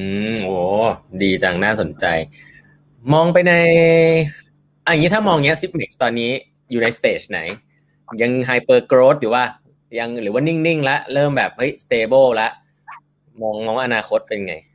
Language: Thai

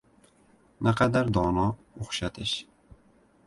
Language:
Uzbek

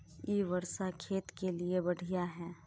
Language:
Magahi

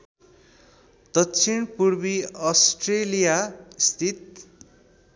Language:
Nepali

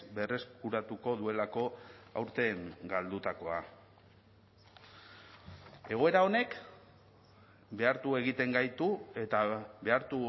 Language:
Basque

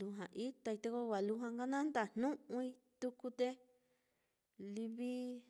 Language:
Mitlatongo Mixtec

